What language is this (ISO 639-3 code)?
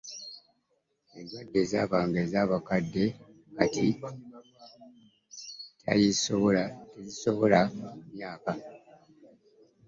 lug